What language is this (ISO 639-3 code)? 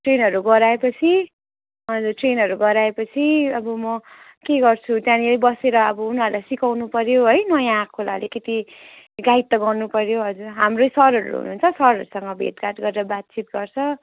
nep